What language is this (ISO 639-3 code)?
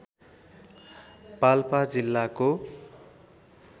nep